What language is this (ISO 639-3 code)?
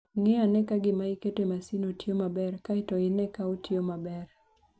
luo